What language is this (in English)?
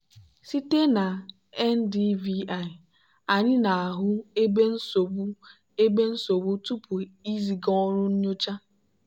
Igbo